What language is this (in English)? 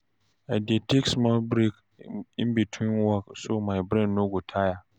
Nigerian Pidgin